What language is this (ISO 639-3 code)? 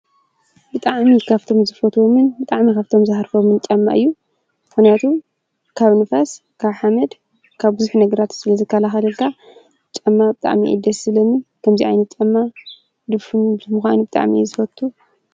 tir